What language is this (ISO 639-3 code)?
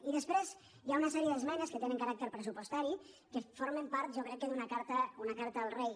cat